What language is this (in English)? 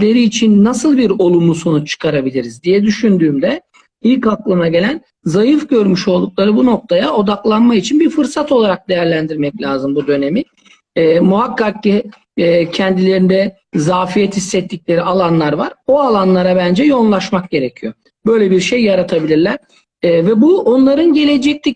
Turkish